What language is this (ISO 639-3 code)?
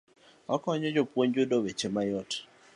luo